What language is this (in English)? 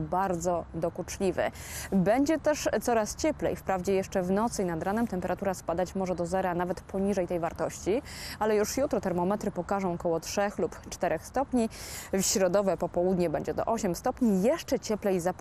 Polish